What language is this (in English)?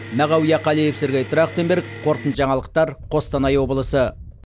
Kazakh